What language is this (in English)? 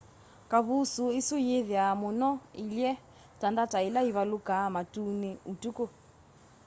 Kamba